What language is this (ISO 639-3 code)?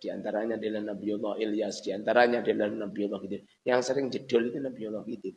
ind